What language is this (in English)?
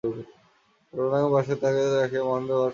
Bangla